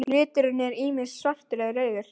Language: Icelandic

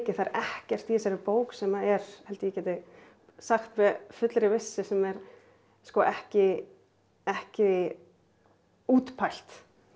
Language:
Icelandic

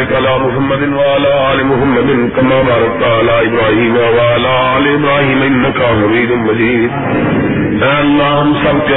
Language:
Urdu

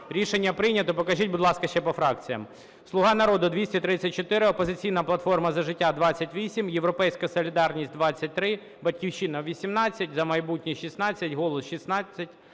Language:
Ukrainian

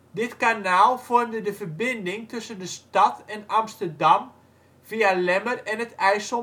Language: Dutch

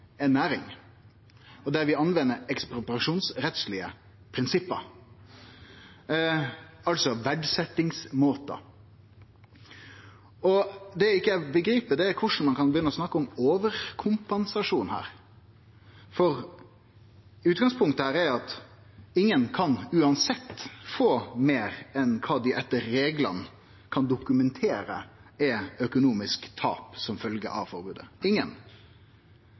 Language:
Norwegian Nynorsk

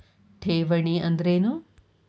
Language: Kannada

